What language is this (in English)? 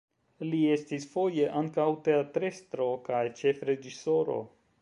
Esperanto